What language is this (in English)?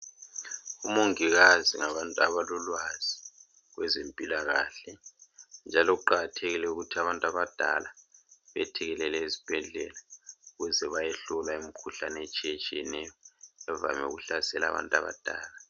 North Ndebele